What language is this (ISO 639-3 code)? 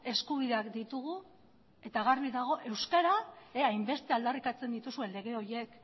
eus